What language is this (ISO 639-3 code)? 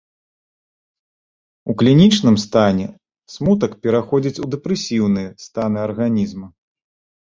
bel